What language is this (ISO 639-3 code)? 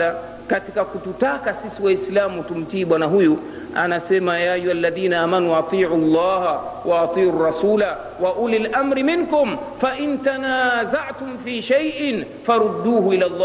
swa